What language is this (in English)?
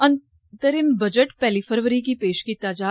Dogri